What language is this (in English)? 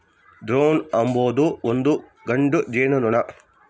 Kannada